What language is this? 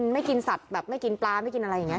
Thai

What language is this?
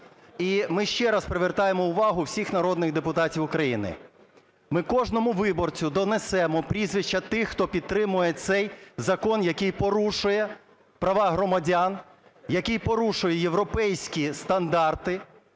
Ukrainian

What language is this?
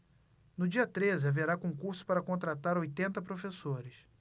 Portuguese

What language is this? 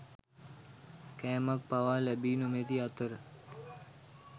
Sinhala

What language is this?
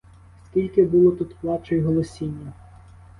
Ukrainian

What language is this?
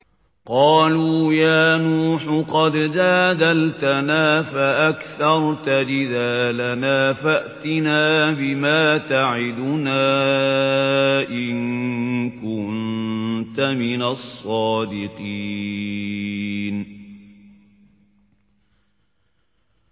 Arabic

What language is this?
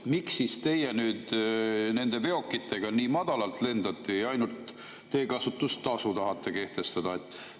Estonian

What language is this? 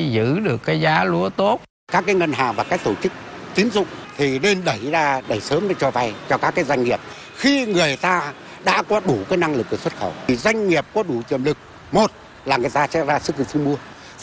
Vietnamese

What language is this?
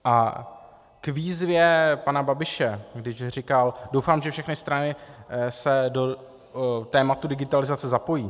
Czech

